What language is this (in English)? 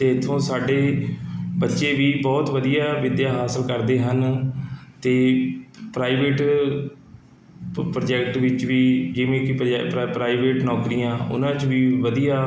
Punjabi